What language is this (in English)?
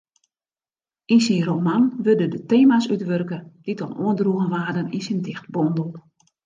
Western Frisian